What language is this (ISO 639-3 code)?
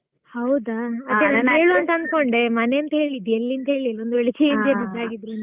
kan